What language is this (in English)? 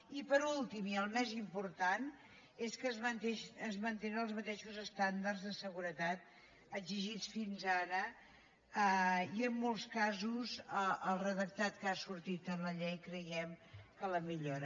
Catalan